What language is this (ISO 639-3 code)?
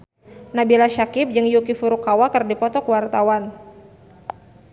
sun